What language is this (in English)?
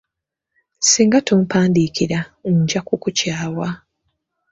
Ganda